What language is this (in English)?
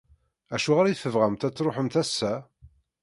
Kabyle